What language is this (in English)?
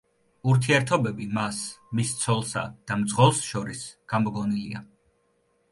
Georgian